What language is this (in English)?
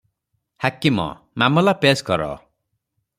Odia